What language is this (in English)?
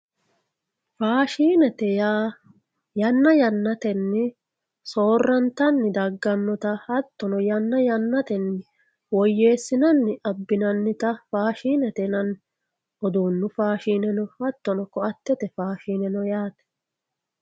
Sidamo